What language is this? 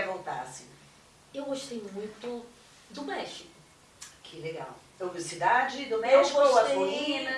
Portuguese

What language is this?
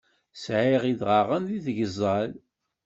Kabyle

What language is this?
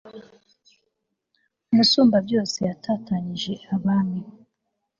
Kinyarwanda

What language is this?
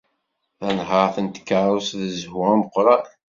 Kabyle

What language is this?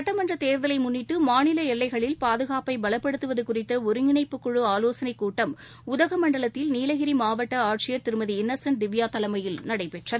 Tamil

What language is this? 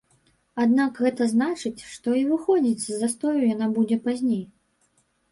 Belarusian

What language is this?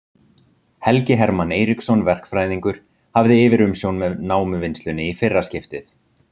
Icelandic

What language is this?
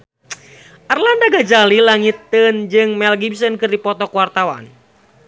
Sundanese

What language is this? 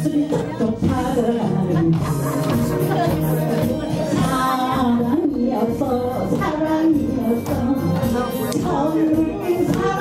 Korean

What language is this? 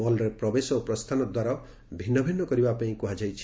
Odia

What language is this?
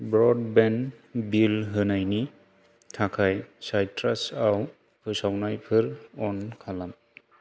Bodo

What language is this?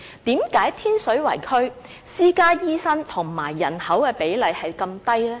Cantonese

